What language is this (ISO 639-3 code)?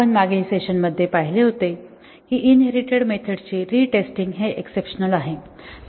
mar